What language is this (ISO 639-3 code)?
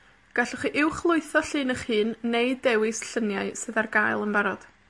cym